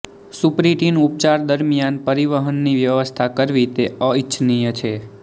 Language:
Gujarati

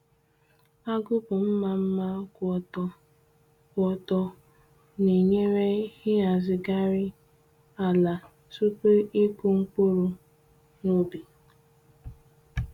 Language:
Igbo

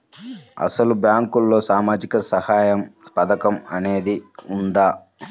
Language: Telugu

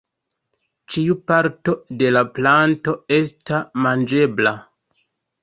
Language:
Esperanto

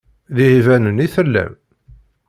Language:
Kabyle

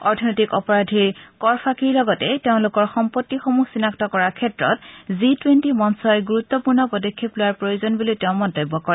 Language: Assamese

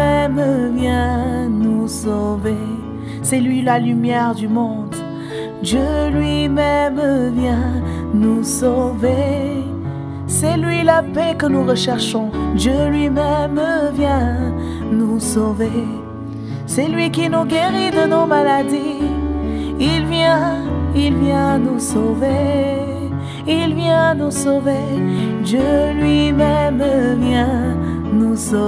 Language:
French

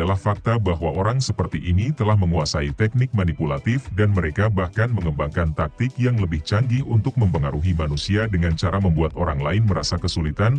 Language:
Indonesian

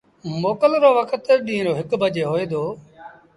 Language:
Sindhi Bhil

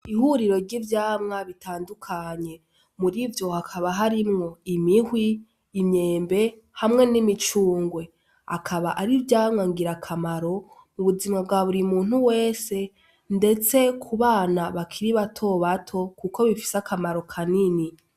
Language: Rundi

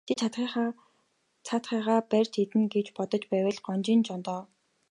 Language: Mongolian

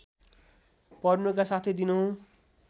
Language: Nepali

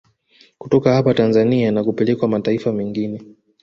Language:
Swahili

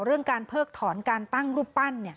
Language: Thai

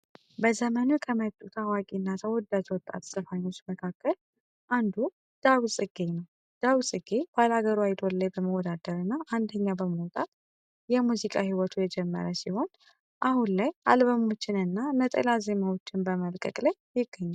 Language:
Amharic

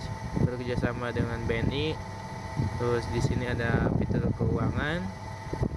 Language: Indonesian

